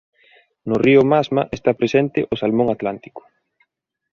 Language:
Galician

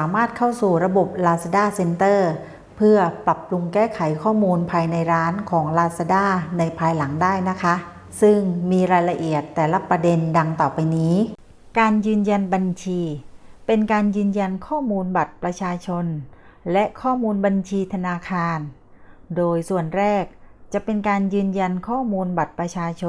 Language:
Thai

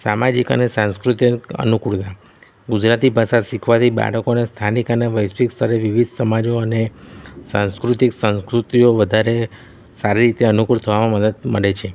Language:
Gujarati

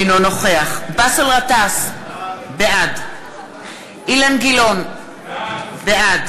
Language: Hebrew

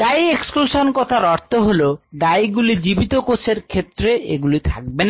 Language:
Bangla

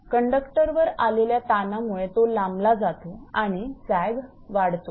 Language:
Marathi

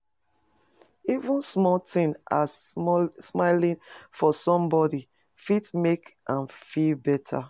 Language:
Nigerian Pidgin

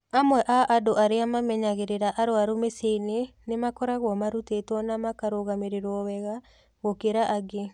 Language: Kikuyu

